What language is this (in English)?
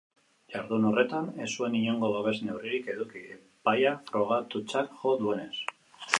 Basque